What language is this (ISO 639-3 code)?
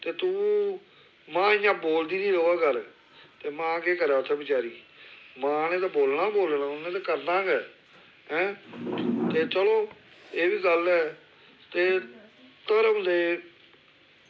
doi